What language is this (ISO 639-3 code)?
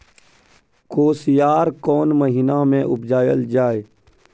mai